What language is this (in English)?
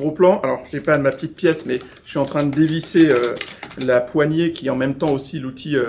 French